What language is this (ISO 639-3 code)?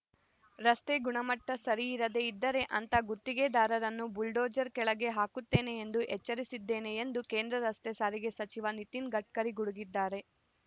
kan